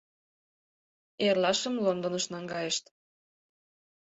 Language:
Mari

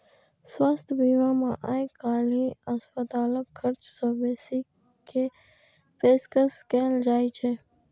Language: Maithili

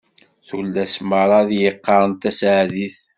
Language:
Kabyle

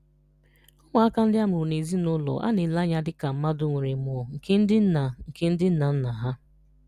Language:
Igbo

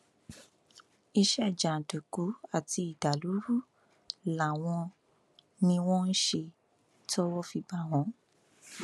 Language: Yoruba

